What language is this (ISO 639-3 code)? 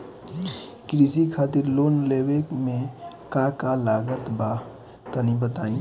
bho